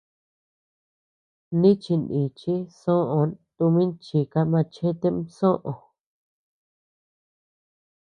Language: Tepeuxila Cuicatec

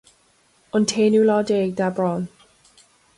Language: Irish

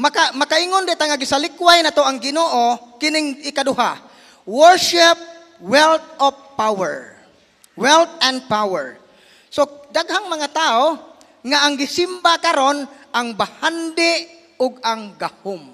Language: Filipino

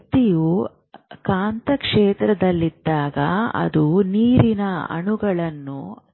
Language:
Kannada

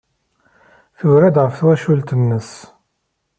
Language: Kabyle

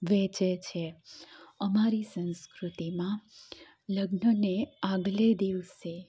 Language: Gujarati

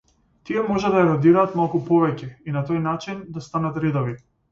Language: Macedonian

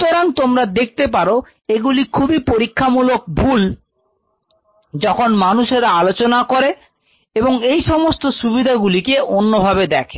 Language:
Bangla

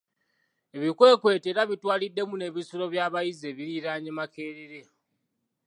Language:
Ganda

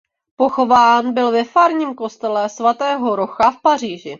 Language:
Czech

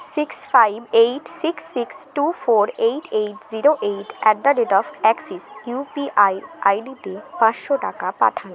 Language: Bangla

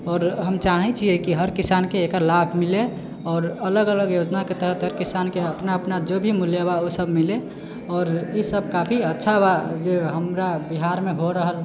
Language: Maithili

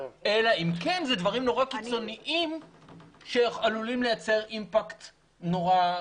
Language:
Hebrew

